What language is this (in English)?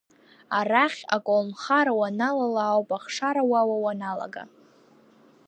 Abkhazian